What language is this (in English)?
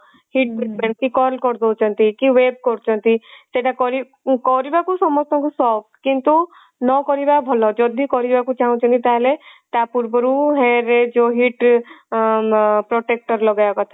Odia